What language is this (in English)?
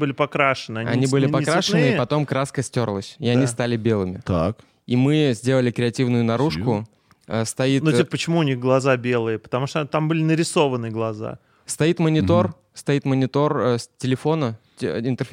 Russian